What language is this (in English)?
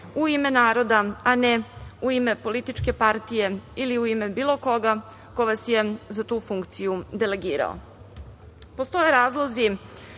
Serbian